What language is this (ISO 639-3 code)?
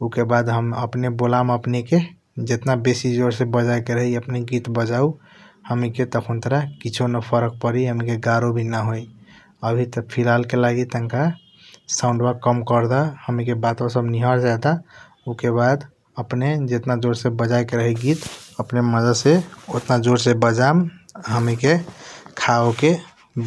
thq